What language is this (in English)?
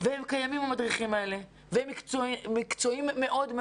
Hebrew